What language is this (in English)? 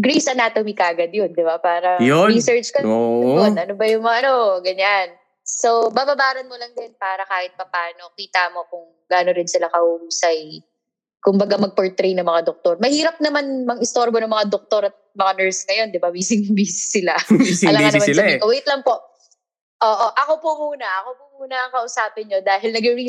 Filipino